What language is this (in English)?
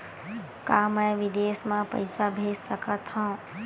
Chhattisgarhi